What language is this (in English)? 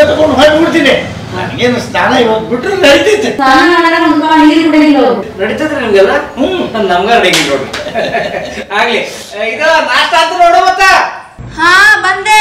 Kannada